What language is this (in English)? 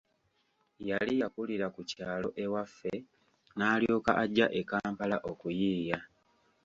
Ganda